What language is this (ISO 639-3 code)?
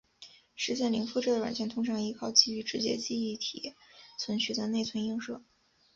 zho